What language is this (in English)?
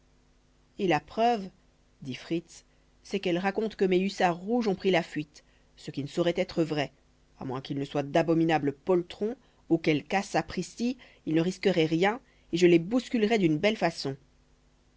French